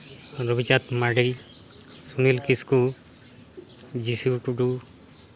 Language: Santali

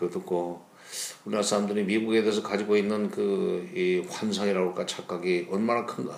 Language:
Korean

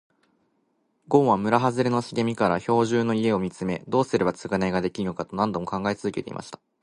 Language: Japanese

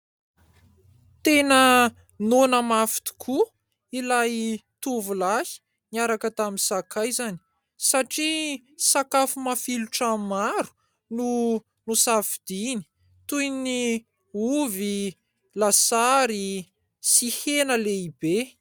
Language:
Malagasy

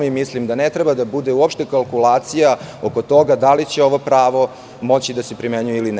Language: Serbian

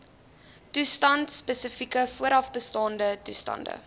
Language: Afrikaans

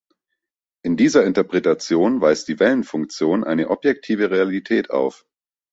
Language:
German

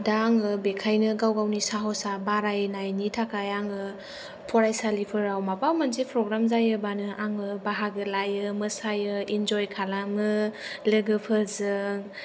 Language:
Bodo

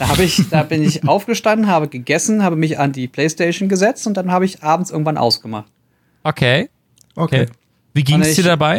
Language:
German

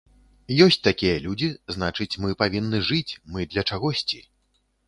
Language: Belarusian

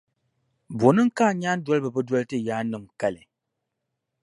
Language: Dagbani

